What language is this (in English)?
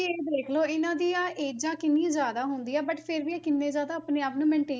Punjabi